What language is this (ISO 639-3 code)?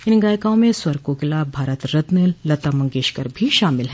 hin